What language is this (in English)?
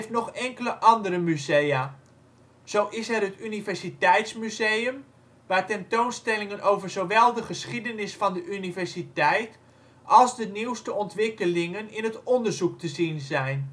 Dutch